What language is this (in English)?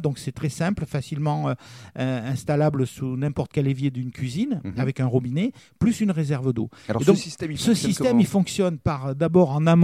French